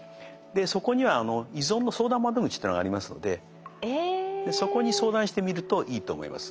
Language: Japanese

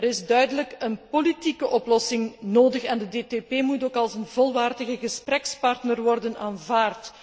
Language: Dutch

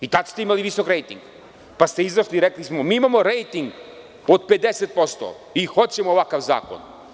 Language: Serbian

